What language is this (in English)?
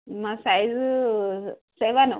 Telugu